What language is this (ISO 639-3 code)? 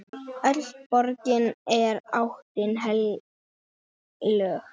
isl